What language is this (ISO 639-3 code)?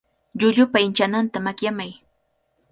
qvl